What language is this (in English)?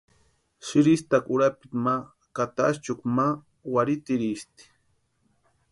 Western Highland Purepecha